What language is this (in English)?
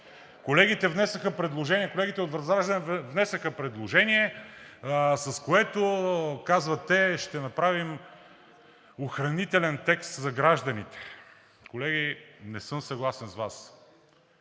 Bulgarian